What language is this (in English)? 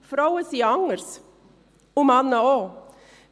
Swiss German